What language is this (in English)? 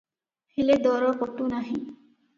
Odia